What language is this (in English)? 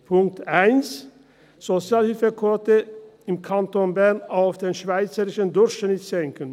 Swiss German